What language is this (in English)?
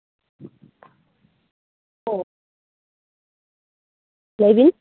Santali